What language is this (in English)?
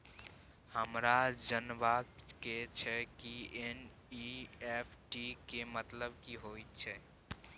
Maithili